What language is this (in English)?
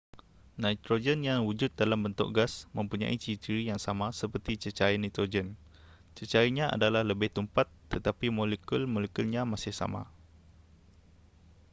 Malay